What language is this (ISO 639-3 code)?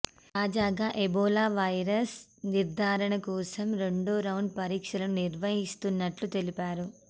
tel